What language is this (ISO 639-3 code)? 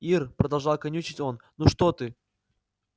rus